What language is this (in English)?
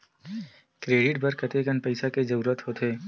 Chhattisgarhi